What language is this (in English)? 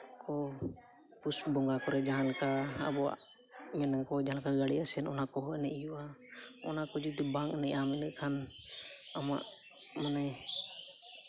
Santali